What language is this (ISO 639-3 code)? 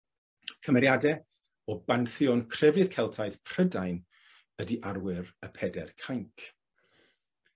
cym